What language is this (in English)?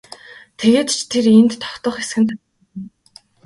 Mongolian